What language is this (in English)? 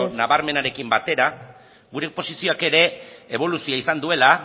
Basque